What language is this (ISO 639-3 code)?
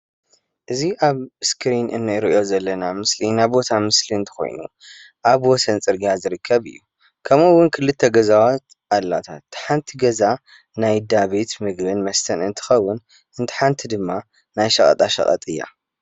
tir